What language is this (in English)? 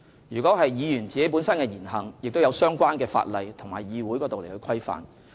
Cantonese